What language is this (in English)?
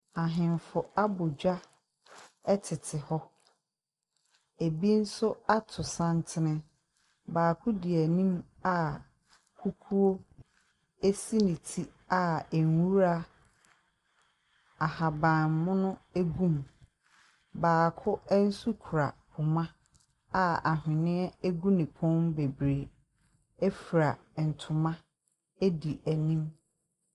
Akan